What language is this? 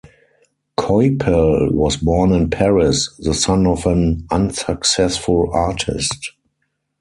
English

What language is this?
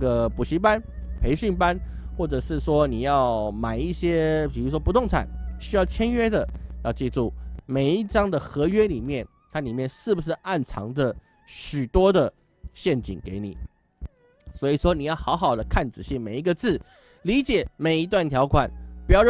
Chinese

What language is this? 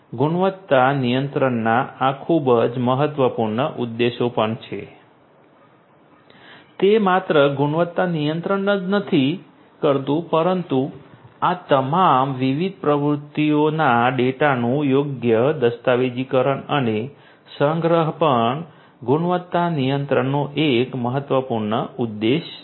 Gujarati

